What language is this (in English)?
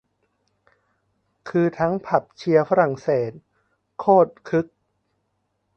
Thai